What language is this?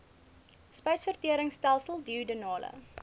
Afrikaans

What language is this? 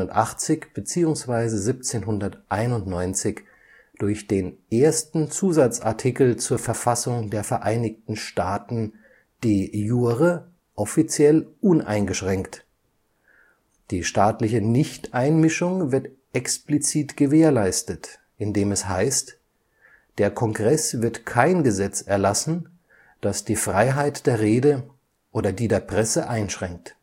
German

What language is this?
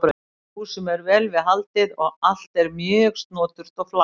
Icelandic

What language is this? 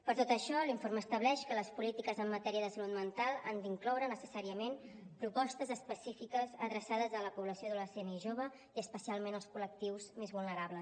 Catalan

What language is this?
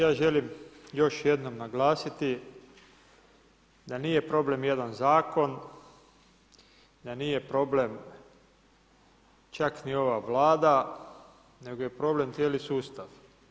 Croatian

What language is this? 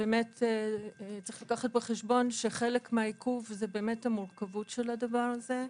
Hebrew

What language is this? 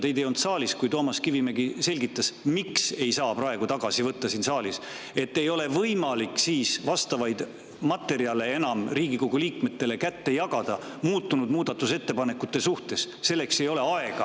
Estonian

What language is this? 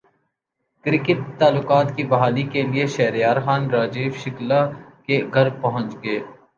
Urdu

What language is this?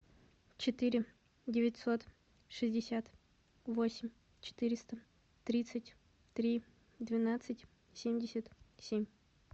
Russian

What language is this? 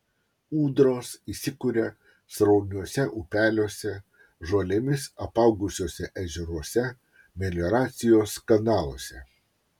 Lithuanian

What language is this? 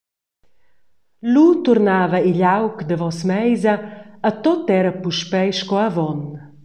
Romansh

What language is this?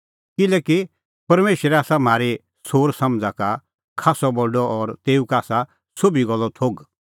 Kullu Pahari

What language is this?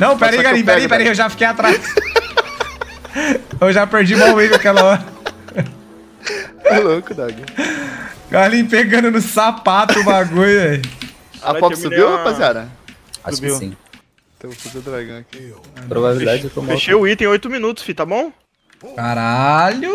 Portuguese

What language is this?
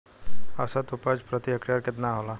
Bhojpuri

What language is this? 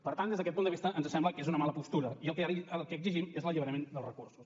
Catalan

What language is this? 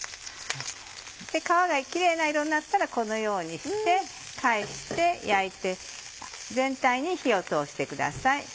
Japanese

